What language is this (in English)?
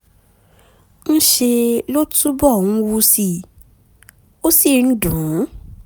Yoruba